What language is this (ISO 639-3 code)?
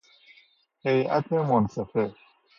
fas